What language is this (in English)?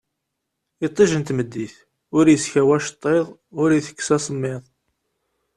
Kabyle